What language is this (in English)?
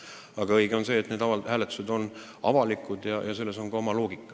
Estonian